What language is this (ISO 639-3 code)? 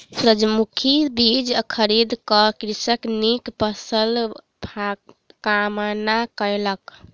mai